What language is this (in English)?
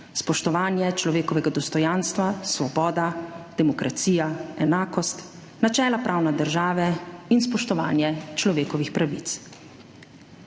Slovenian